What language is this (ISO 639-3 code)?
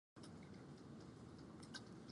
vie